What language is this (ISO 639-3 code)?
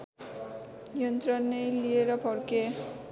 nep